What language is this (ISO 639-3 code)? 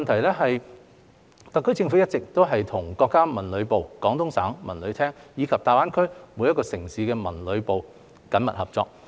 yue